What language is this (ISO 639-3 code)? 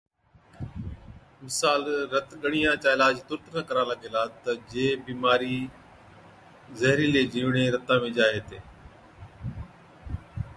odk